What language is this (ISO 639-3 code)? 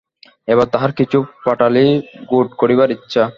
ben